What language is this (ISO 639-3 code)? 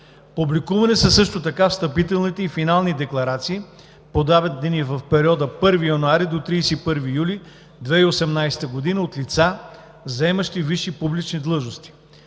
bul